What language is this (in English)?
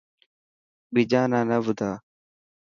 Dhatki